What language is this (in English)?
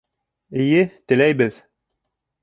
Bashkir